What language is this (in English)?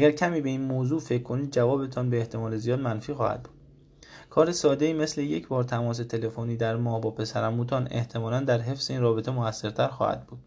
Persian